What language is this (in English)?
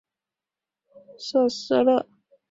Chinese